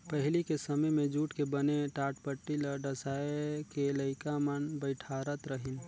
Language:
Chhattisgarhi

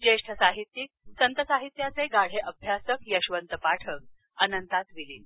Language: Marathi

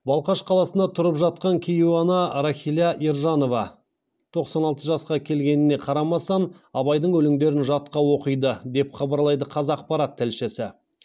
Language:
Kazakh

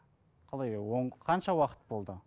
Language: Kazakh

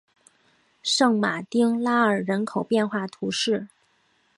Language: Chinese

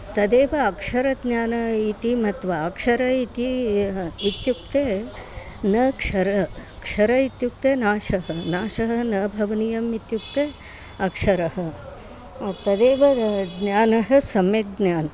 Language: Sanskrit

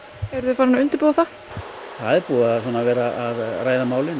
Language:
Icelandic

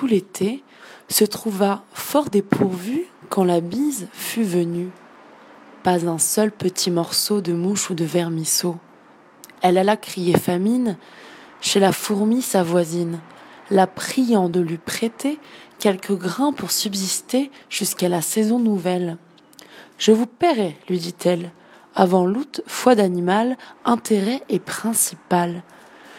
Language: French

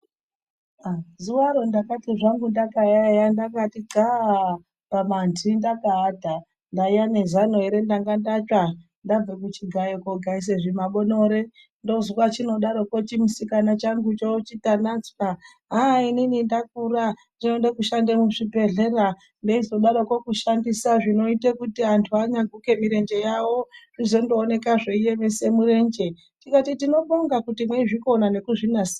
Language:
Ndau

